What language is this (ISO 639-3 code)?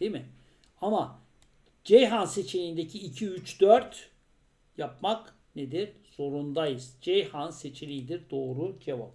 tur